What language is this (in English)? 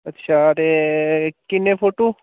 Dogri